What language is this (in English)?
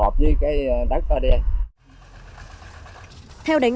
Vietnamese